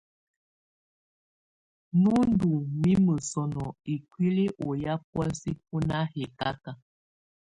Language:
Tunen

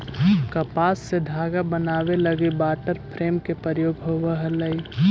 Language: Magahi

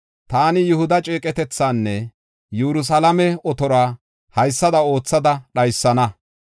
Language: Gofa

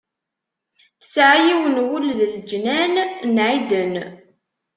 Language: Kabyle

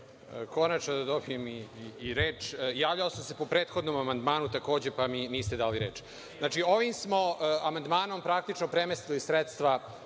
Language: Serbian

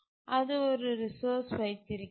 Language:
Tamil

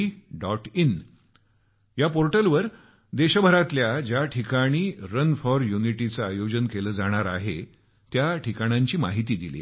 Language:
Marathi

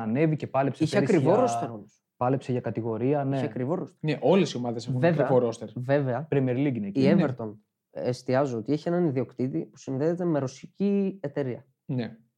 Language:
Greek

